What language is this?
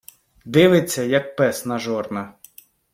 Ukrainian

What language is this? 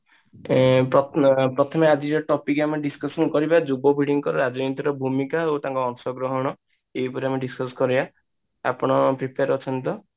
Odia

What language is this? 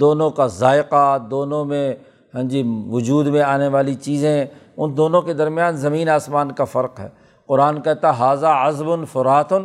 Urdu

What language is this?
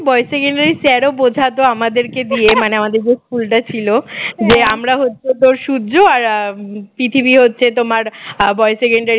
Bangla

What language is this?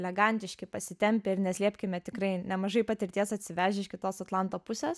Lithuanian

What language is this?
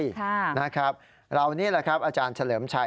Thai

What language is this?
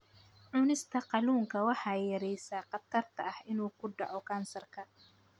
Somali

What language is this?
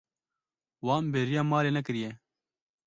Kurdish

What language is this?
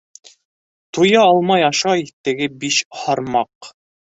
Bashkir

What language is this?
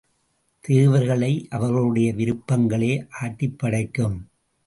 Tamil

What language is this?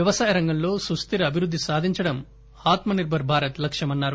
Telugu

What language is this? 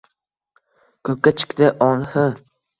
Uzbek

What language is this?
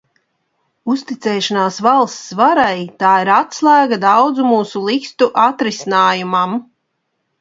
Latvian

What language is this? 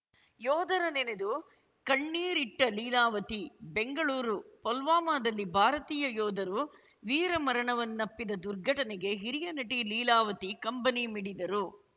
Kannada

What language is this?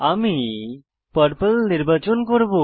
Bangla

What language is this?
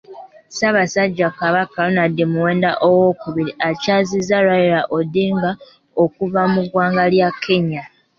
Ganda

